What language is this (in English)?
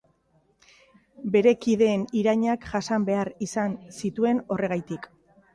Basque